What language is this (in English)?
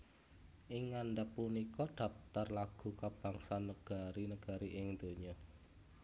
Javanese